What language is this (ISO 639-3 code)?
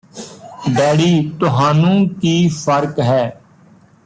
pan